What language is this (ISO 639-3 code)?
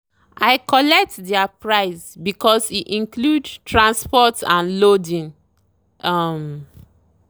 pcm